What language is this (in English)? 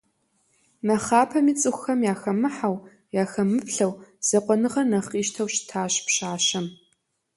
Kabardian